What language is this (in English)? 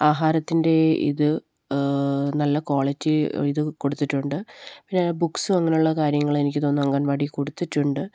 Malayalam